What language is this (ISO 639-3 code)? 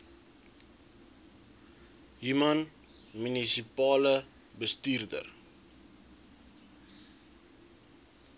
afr